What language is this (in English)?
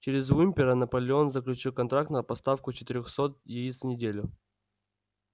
Russian